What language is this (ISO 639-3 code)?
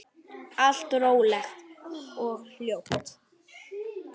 isl